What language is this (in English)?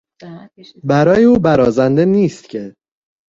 Persian